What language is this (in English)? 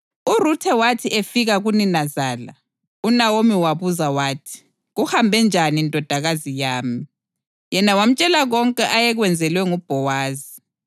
North Ndebele